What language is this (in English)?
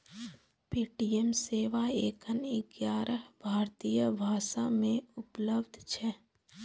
Maithili